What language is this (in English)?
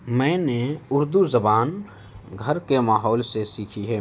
Urdu